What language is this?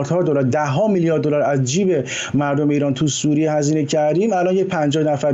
Persian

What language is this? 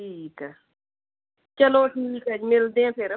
Punjabi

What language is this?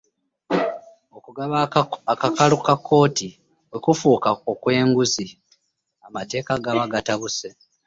Ganda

